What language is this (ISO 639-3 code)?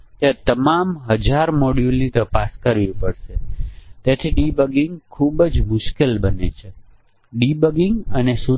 guj